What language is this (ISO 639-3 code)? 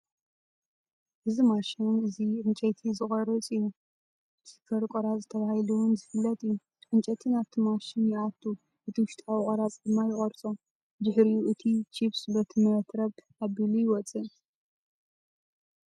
tir